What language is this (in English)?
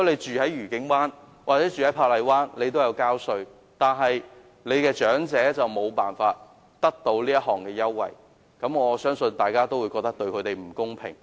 Cantonese